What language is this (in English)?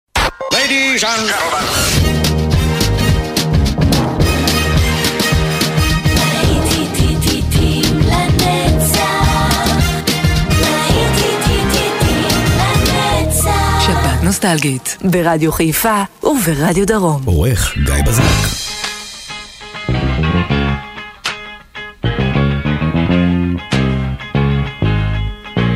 Hebrew